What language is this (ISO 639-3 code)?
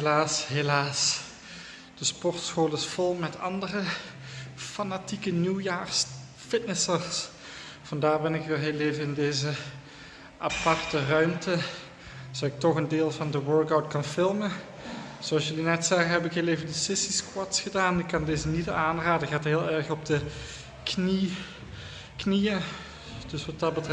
nld